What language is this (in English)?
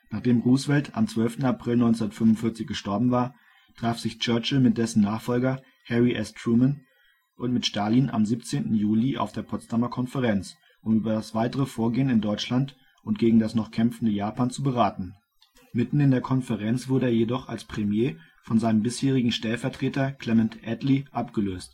German